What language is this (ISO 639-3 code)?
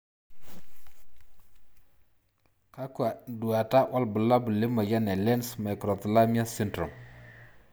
mas